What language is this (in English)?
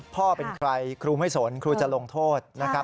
Thai